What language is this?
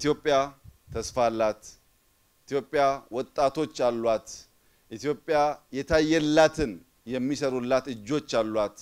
Arabic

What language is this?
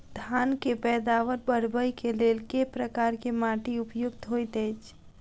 Maithili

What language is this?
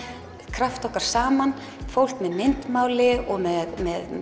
Icelandic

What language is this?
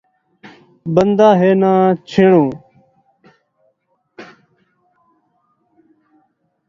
Saraiki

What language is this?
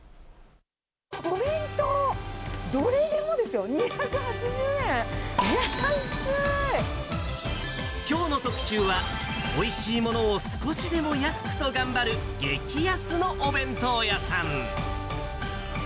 Japanese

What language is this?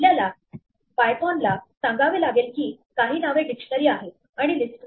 Marathi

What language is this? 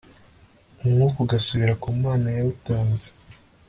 Kinyarwanda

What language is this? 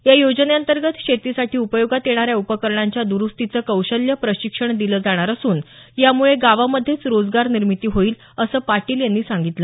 Marathi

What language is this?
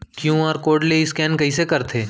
Chhattisgarhi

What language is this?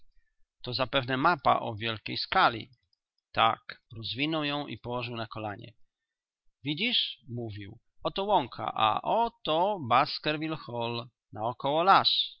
Polish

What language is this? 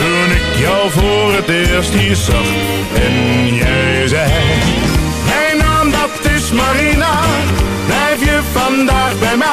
Dutch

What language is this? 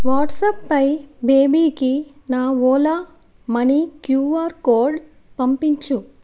Telugu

